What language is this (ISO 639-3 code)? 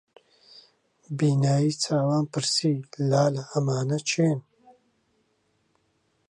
ckb